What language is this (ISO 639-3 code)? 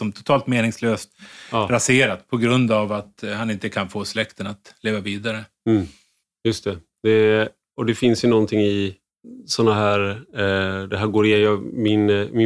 swe